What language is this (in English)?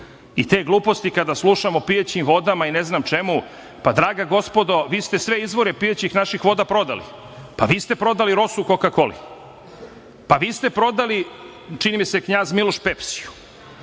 Serbian